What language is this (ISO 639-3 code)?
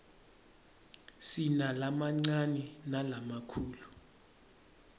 ssw